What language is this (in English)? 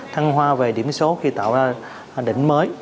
Vietnamese